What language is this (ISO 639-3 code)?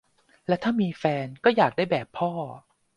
tha